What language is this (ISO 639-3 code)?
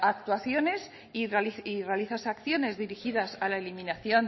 spa